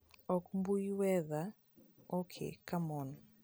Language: Luo (Kenya and Tanzania)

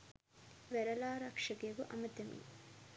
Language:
Sinhala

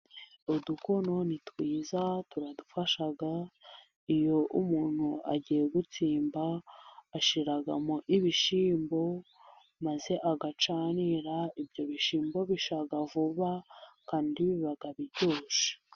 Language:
Kinyarwanda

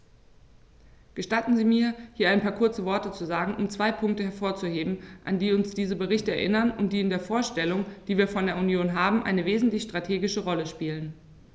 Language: German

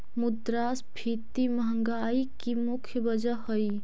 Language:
Magahi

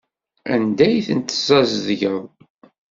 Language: Kabyle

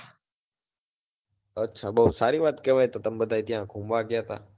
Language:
Gujarati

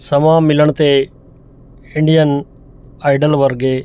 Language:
Punjabi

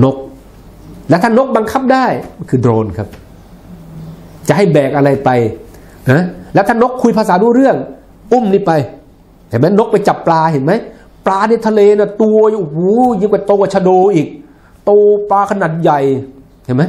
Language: Thai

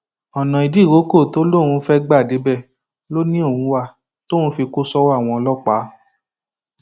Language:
Yoruba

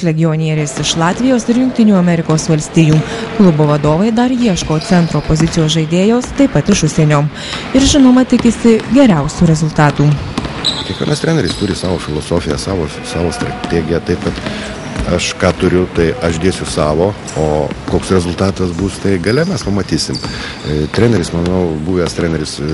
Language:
Lithuanian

